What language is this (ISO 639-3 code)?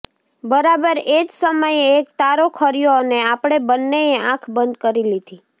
guj